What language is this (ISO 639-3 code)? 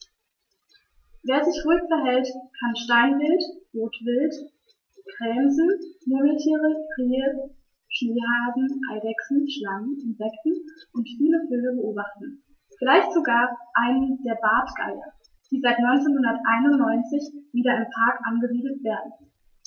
deu